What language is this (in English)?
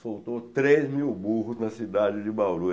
Portuguese